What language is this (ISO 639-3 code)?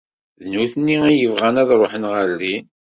kab